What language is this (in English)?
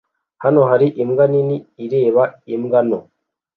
Kinyarwanda